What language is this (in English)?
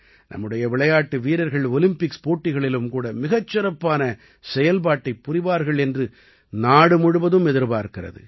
Tamil